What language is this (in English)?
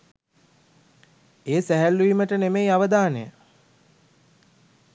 Sinhala